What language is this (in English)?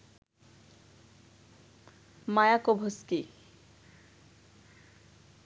Bangla